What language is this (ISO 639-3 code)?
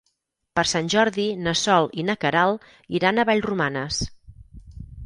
cat